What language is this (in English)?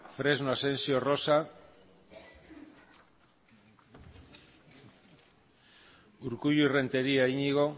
Basque